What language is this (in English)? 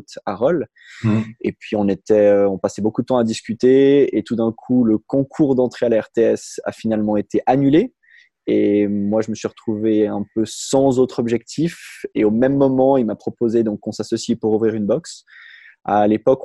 French